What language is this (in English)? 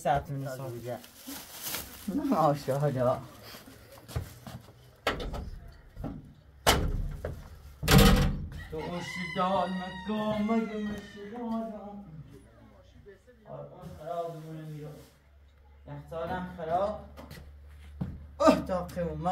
Persian